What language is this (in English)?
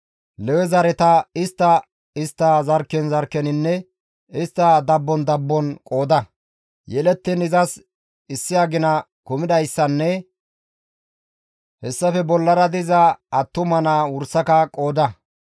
Gamo